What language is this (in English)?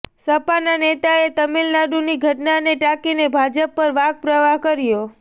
Gujarati